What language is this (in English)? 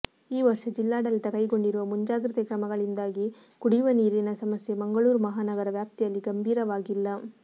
Kannada